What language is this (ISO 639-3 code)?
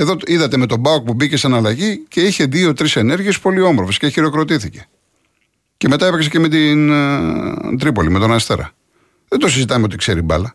ell